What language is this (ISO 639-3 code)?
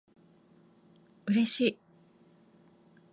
jpn